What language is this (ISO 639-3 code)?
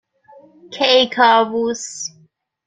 fas